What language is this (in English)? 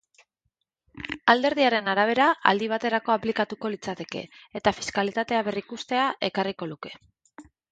Basque